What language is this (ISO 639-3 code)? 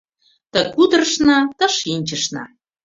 chm